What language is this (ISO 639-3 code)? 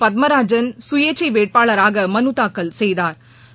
tam